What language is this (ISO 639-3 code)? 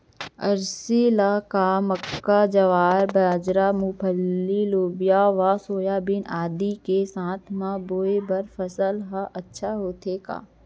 hne